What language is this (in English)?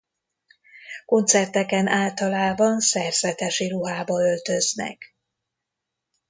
Hungarian